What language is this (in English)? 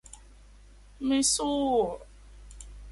Thai